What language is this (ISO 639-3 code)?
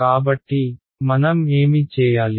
tel